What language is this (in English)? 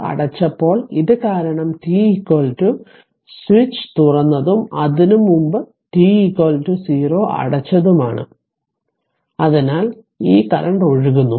Malayalam